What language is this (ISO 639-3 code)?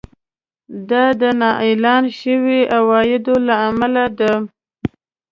pus